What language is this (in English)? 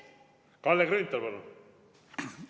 Estonian